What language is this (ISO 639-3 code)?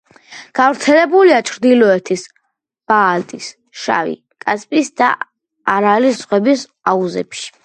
kat